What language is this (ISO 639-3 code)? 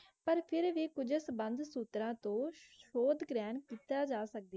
pan